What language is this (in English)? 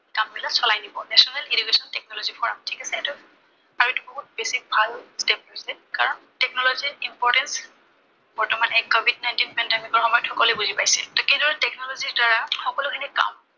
Assamese